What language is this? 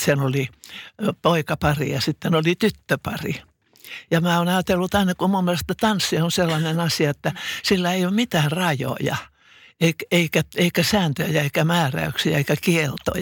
Finnish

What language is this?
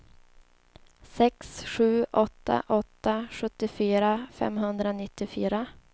Swedish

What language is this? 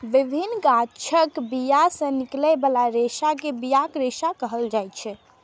Maithili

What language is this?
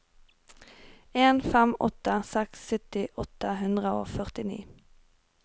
Norwegian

